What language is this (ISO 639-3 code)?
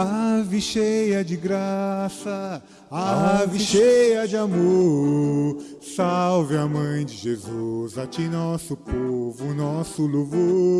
por